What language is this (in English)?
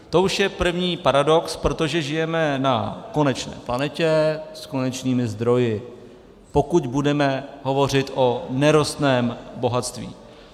Czech